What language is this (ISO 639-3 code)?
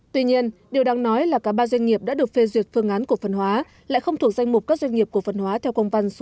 vie